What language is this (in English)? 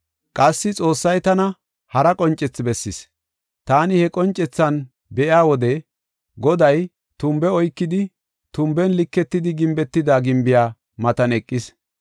Gofa